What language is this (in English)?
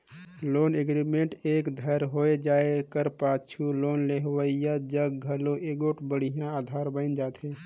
Chhattisgarhi